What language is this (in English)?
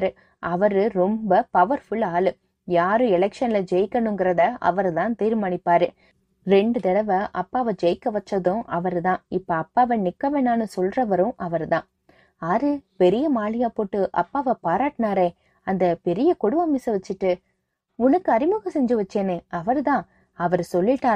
Tamil